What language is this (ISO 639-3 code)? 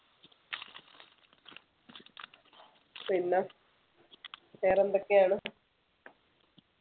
mal